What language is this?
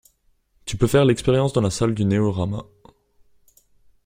French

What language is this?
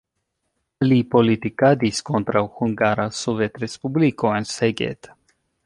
Esperanto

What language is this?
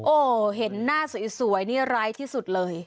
Thai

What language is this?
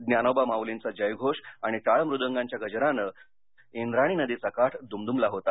Marathi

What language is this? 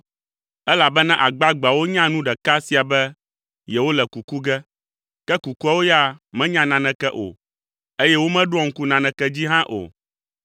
Ewe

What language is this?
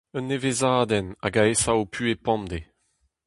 Breton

